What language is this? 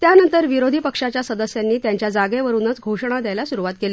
Marathi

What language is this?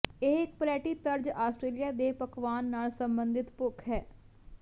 Punjabi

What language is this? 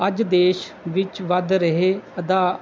Punjabi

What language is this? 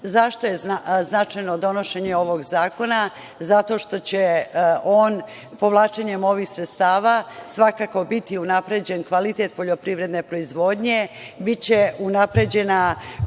Serbian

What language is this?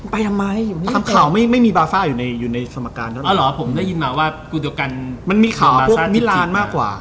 Thai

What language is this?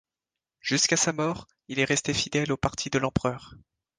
French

